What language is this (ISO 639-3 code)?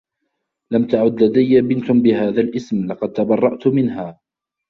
ara